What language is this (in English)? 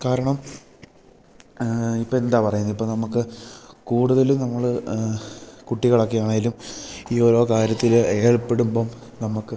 Malayalam